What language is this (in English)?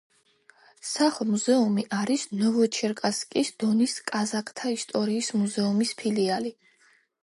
Georgian